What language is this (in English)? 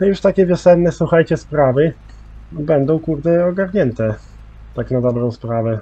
Polish